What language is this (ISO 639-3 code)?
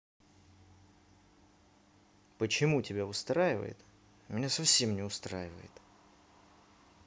rus